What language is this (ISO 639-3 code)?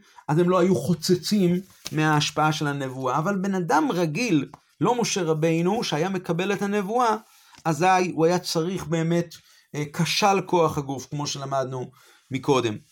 heb